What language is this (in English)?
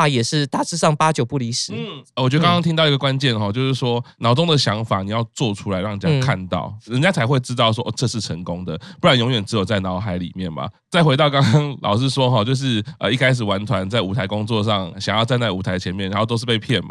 Chinese